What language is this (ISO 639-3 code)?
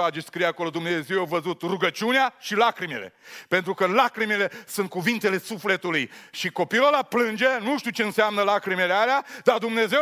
ron